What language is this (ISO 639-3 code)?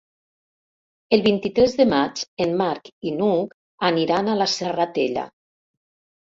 cat